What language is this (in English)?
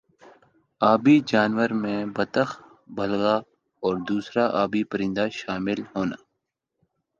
Urdu